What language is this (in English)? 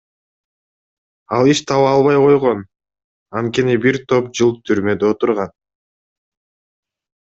Kyrgyz